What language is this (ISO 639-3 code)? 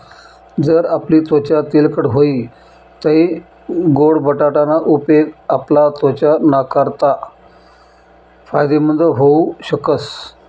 mar